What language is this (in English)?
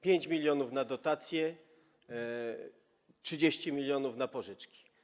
Polish